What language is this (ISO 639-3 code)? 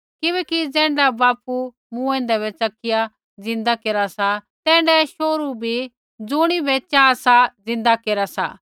kfx